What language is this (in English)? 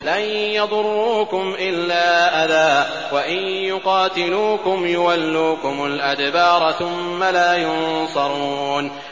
Arabic